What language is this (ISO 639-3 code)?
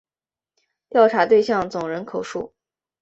zho